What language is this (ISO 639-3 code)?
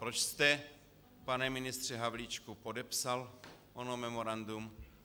ces